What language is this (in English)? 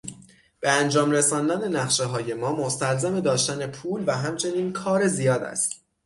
Persian